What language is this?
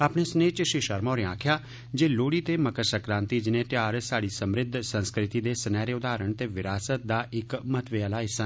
Dogri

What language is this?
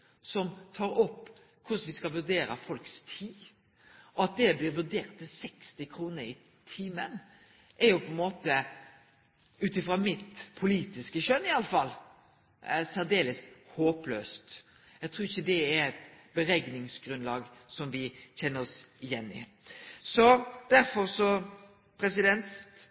Norwegian Nynorsk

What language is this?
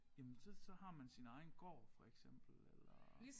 Danish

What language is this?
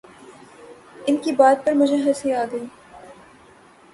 Urdu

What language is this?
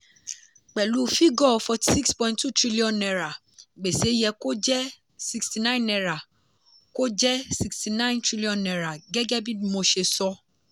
Yoruba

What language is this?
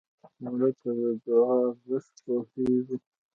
Pashto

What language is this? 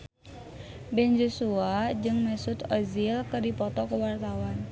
Sundanese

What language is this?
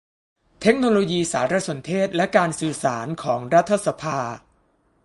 Thai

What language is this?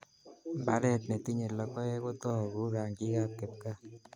Kalenjin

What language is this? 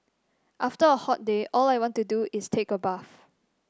English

